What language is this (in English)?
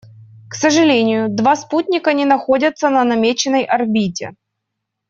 Russian